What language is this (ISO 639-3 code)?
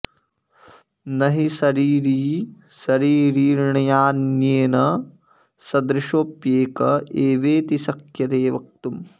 san